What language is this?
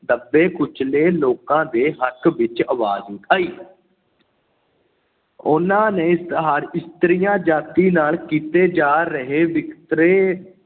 Punjabi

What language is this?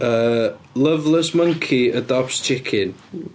Welsh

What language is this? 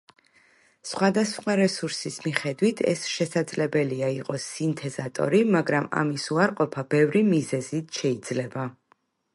Georgian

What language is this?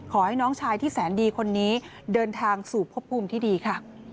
Thai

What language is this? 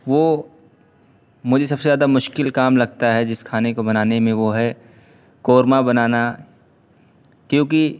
Urdu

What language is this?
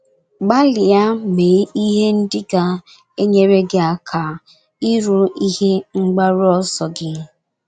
Igbo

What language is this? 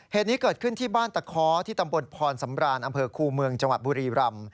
Thai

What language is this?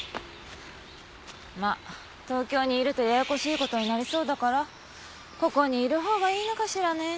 Japanese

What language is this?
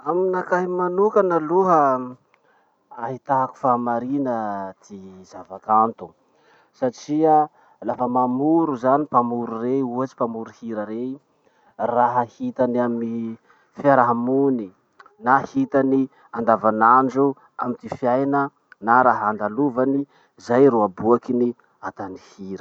Masikoro Malagasy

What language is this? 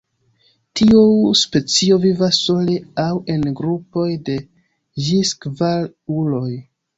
Esperanto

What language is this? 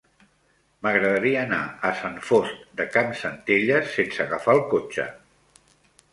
Catalan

